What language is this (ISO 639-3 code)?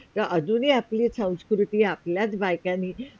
mar